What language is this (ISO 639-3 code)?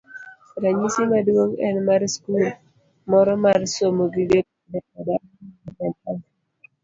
luo